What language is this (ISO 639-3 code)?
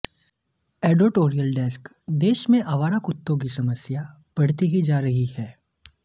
hin